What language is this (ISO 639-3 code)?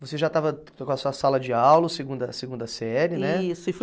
por